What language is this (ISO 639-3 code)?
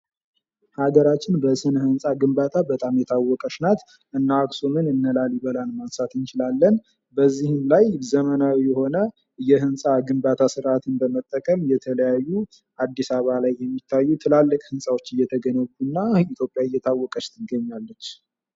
amh